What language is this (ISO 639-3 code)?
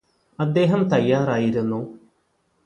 mal